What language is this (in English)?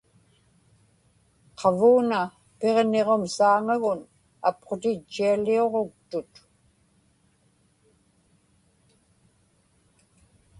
Inupiaq